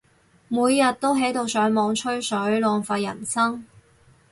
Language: Cantonese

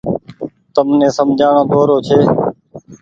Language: Goaria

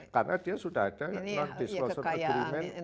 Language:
Indonesian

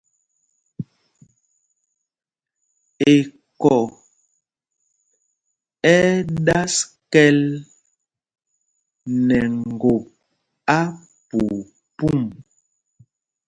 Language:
Mpumpong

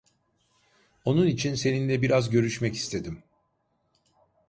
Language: Turkish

